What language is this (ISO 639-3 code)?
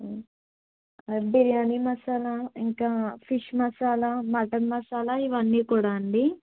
tel